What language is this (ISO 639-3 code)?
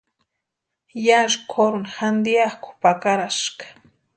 pua